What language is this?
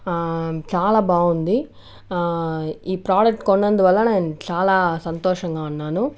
Telugu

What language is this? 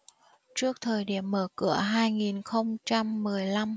Vietnamese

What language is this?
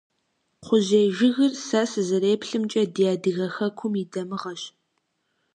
Kabardian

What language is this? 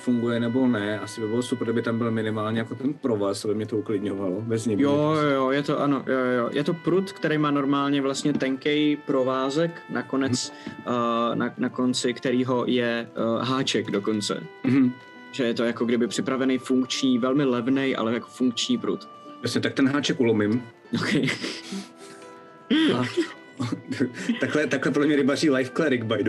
Czech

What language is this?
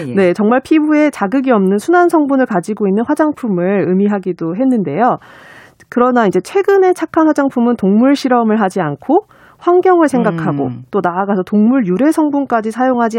Korean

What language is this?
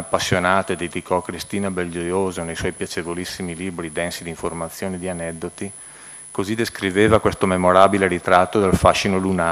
Italian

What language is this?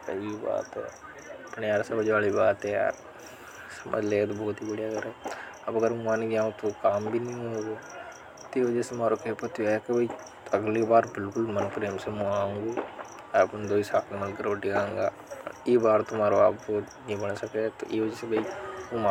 Hadothi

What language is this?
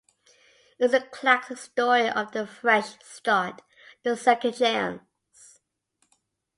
English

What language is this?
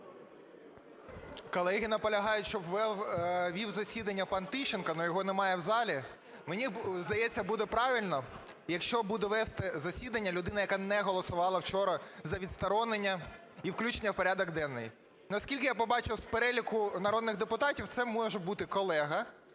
Ukrainian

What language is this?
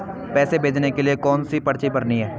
Hindi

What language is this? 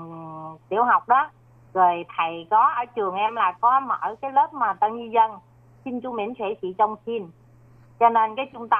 Vietnamese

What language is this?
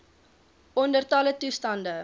Afrikaans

